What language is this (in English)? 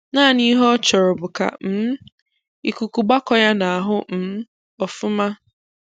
Igbo